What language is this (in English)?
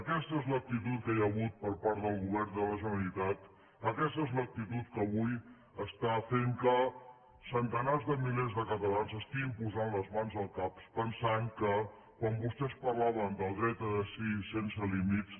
Catalan